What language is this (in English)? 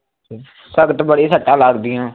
Punjabi